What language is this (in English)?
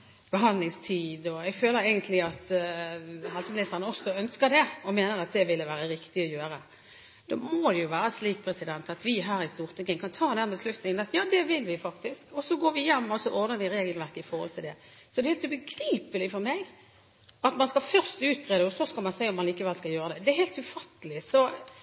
Norwegian Bokmål